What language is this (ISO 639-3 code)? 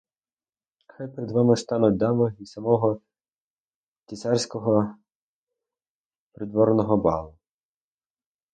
ukr